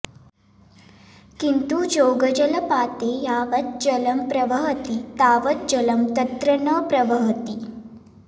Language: Sanskrit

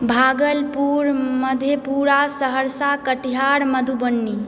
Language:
Maithili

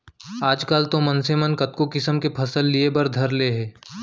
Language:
Chhattisgarhi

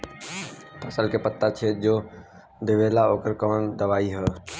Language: Bhojpuri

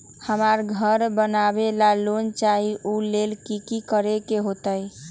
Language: Magahi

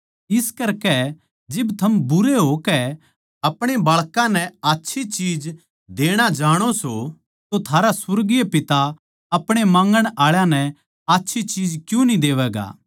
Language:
Haryanvi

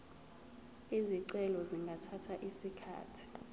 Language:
Zulu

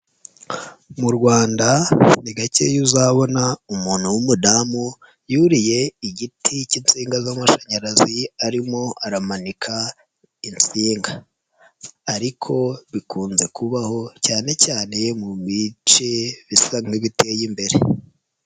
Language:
Kinyarwanda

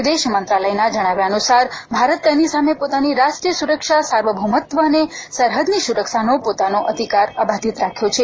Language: Gujarati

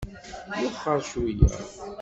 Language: Kabyle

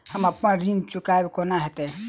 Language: Maithili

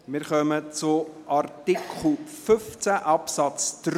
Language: Swiss German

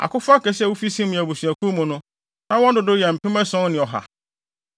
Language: Akan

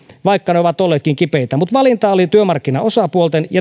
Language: Finnish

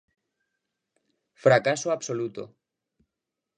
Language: Galician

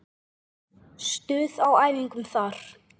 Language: Icelandic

